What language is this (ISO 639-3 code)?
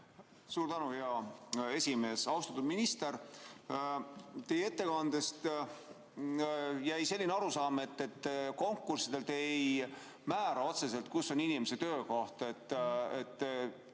est